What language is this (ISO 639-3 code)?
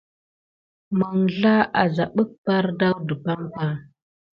gid